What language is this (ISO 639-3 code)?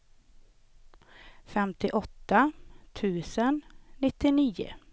swe